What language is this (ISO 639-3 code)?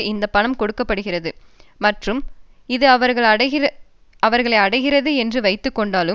tam